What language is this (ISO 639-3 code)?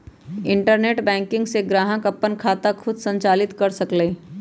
mag